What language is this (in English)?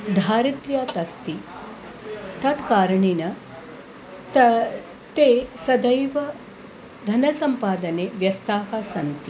Sanskrit